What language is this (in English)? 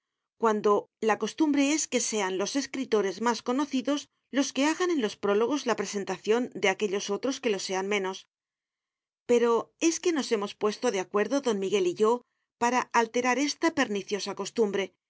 Spanish